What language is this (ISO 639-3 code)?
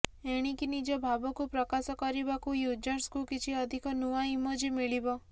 ori